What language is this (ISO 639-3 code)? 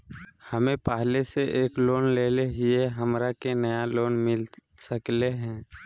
mag